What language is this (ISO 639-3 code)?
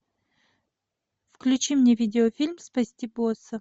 rus